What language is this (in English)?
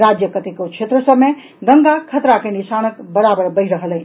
Maithili